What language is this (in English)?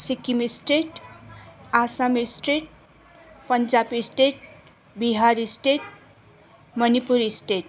Nepali